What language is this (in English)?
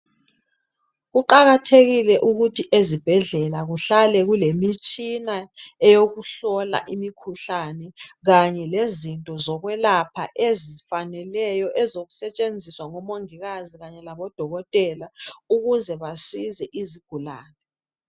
North Ndebele